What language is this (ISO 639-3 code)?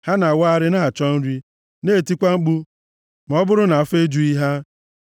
ibo